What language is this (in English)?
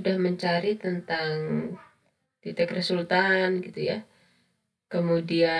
Indonesian